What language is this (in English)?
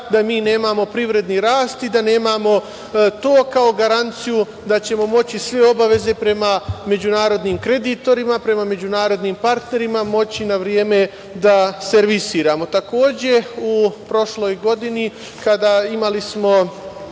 Serbian